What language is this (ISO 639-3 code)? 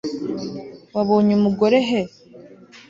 kin